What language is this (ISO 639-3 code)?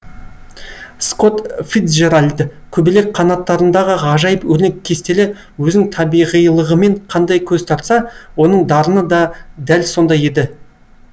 kaz